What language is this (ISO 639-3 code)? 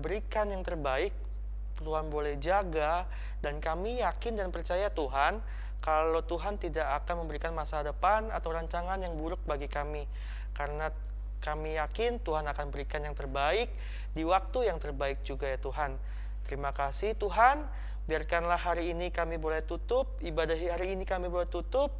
ind